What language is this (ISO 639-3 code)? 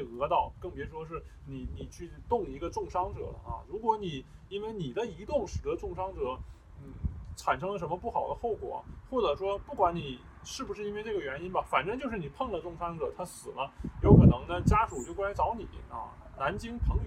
zho